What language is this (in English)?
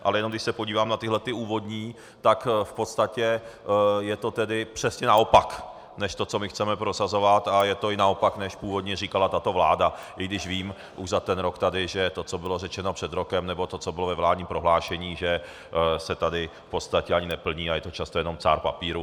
Czech